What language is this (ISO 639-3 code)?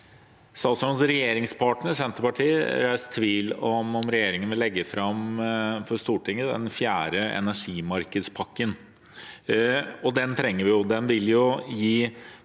nor